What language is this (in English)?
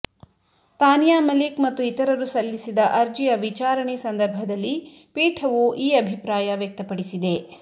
Kannada